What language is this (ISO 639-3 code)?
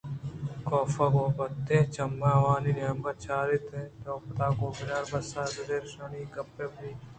bgp